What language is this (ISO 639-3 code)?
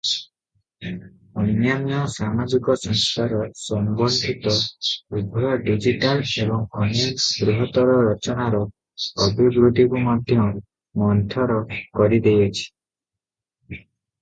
ori